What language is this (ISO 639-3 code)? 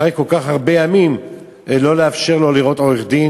heb